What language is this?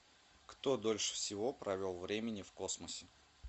Russian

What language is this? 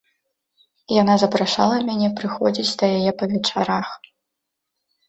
Belarusian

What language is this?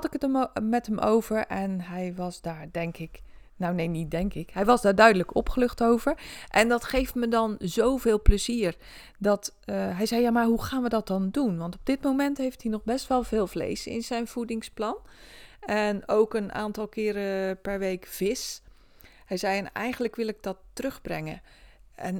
Dutch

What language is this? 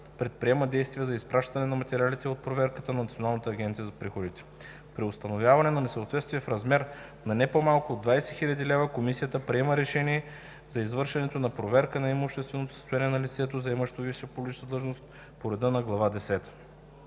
Bulgarian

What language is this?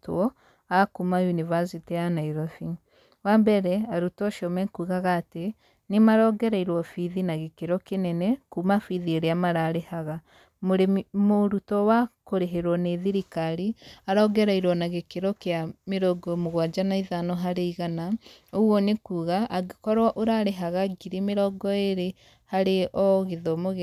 Kikuyu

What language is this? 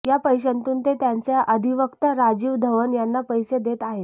Marathi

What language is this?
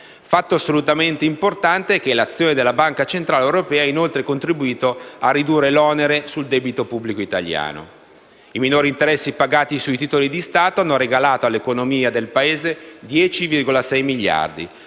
Italian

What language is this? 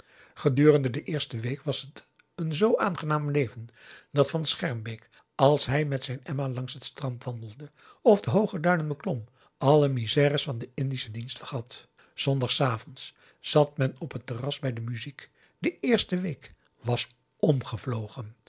Dutch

